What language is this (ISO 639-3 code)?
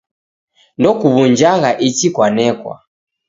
dav